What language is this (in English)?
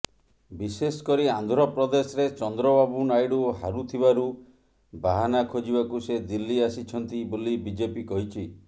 Odia